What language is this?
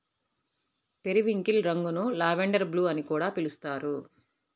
Telugu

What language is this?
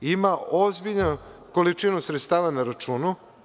Serbian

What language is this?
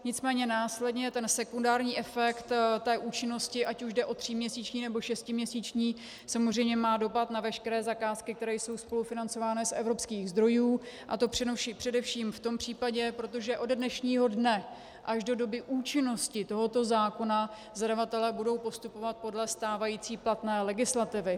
Czech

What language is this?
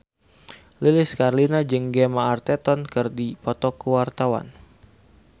Sundanese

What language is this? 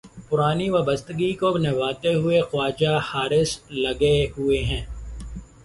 Urdu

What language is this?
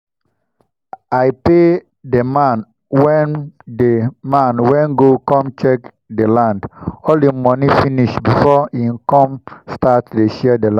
Nigerian Pidgin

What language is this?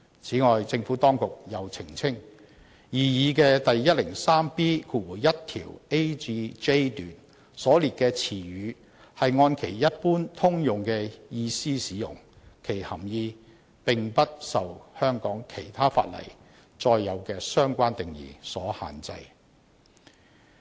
Cantonese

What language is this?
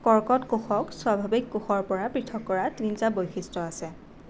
Assamese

